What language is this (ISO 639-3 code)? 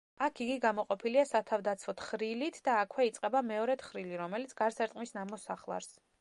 kat